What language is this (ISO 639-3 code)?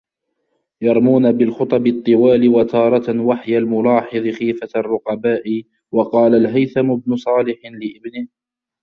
ara